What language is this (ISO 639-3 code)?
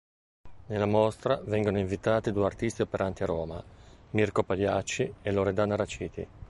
ita